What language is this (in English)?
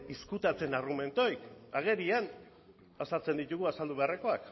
Basque